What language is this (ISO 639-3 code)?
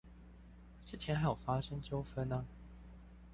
zho